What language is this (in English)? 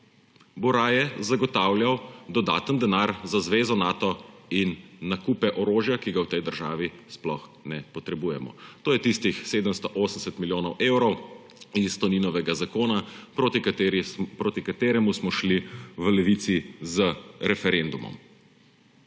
Slovenian